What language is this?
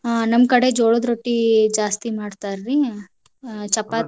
Kannada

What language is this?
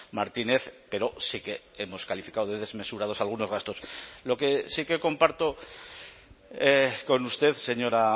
Spanish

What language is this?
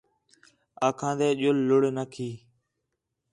Khetrani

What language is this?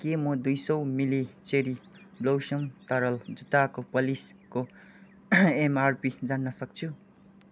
Nepali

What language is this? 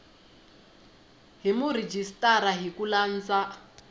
Tsonga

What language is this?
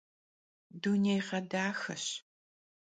Kabardian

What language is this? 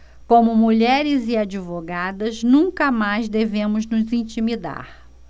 Portuguese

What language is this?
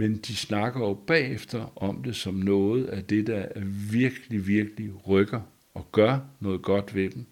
Danish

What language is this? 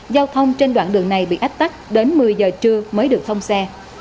Vietnamese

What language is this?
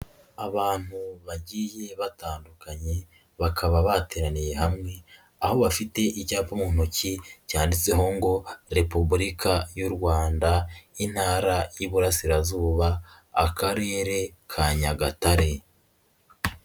Kinyarwanda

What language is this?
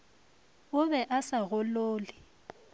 Northern Sotho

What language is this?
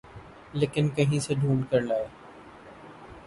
Urdu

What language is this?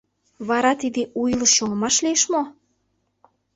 Mari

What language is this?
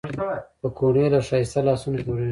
Pashto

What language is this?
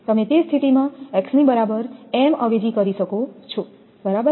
Gujarati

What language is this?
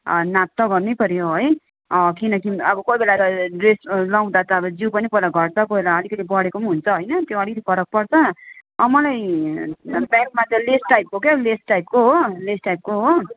Nepali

